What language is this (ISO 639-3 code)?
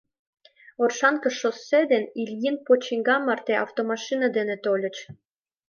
chm